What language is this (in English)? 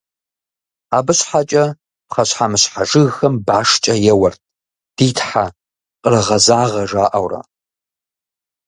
Kabardian